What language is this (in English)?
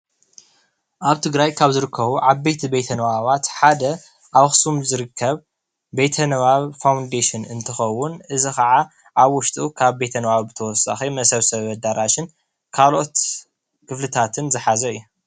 Tigrinya